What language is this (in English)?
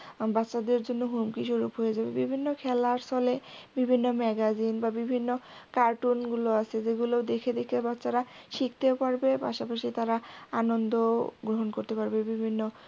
Bangla